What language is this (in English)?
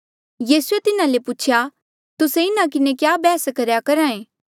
Mandeali